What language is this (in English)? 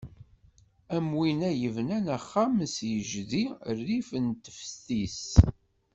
Kabyle